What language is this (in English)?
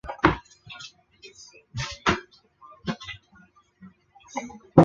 Chinese